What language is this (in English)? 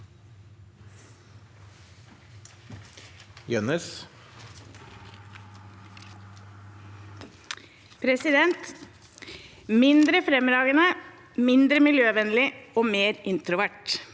Norwegian